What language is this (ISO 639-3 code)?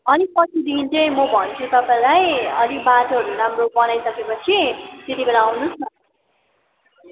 nep